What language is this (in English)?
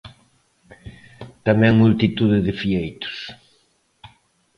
Galician